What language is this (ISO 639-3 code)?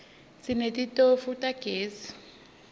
ssw